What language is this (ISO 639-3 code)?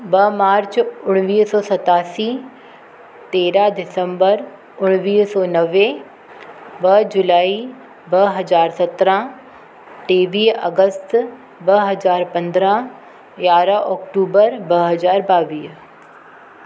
snd